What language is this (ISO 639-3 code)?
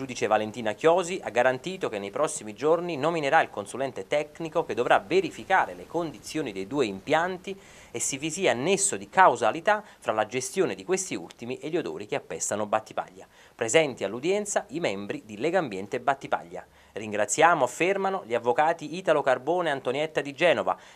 ita